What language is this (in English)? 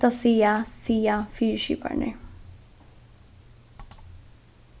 Faroese